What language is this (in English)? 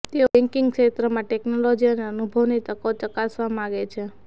Gujarati